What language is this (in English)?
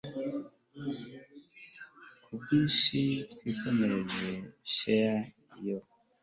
Kinyarwanda